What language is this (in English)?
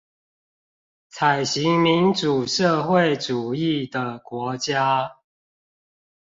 Chinese